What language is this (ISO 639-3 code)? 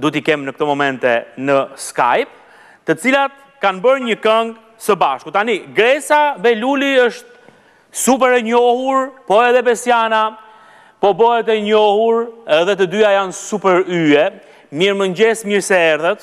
ron